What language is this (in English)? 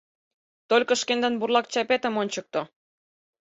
Mari